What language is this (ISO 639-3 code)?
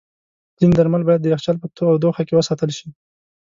pus